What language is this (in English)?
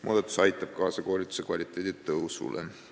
Estonian